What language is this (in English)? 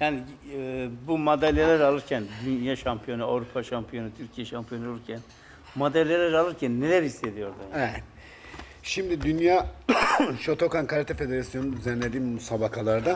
Turkish